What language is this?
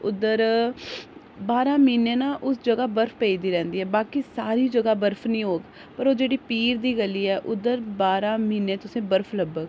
Dogri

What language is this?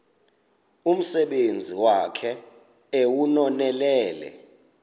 Xhosa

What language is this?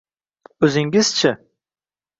Uzbek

